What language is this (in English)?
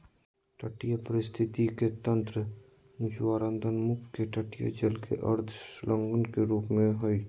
Magahi